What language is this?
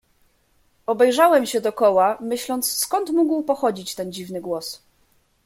Polish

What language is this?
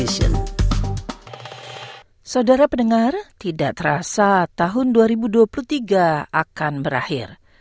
Indonesian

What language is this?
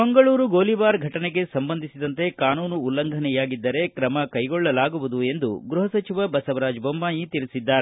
Kannada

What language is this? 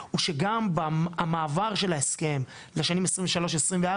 Hebrew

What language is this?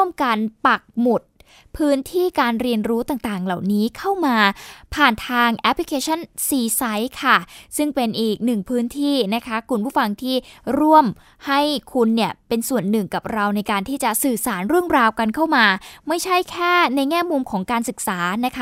Thai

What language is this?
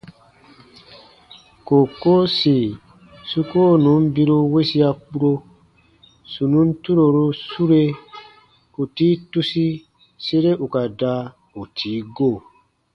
Baatonum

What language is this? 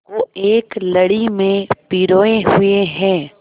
Hindi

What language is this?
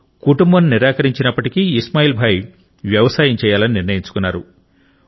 Telugu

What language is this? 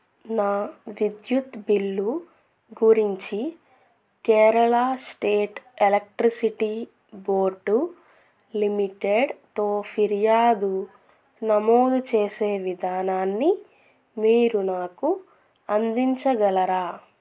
Telugu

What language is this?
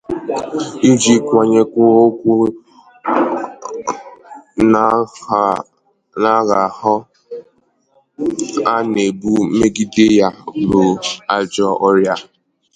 Igbo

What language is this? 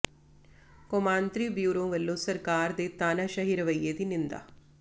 Punjabi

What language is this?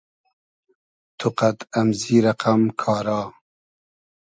Hazaragi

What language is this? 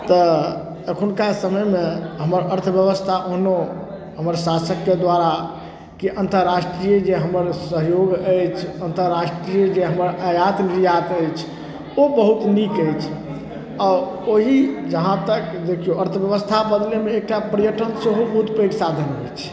Maithili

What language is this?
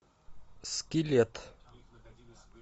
Russian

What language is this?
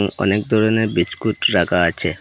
Bangla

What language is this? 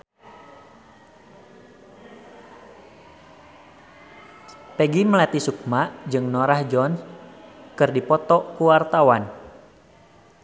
Sundanese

